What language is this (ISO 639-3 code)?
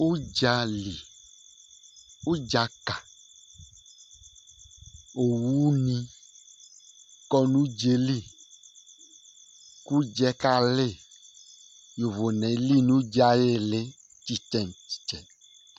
kpo